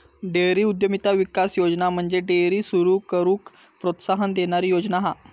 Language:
Marathi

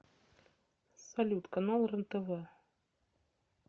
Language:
Russian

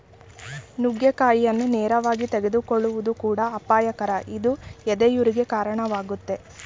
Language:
Kannada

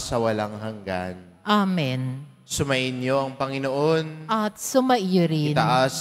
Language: Filipino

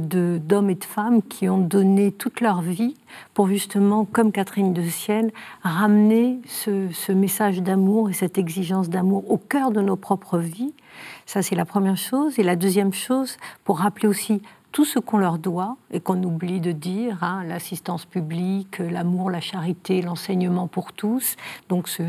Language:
French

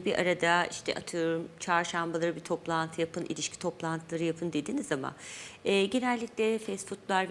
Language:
Turkish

